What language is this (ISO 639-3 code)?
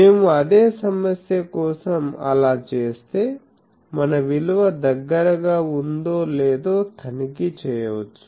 tel